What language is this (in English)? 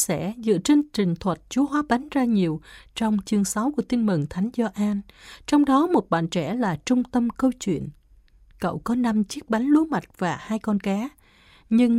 Vietnamese